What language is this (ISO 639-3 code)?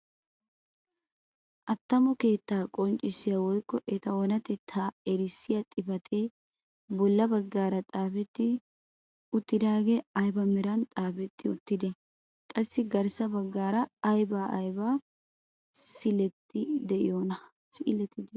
wal